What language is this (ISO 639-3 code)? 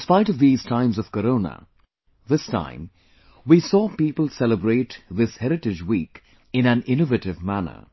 eng